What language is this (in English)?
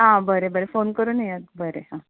Konkani